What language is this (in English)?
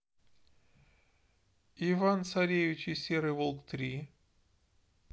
Russian